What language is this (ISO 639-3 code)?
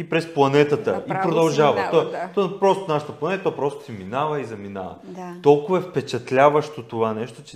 bul